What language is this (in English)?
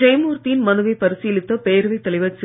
Tamil